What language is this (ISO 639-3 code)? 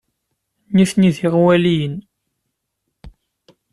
kab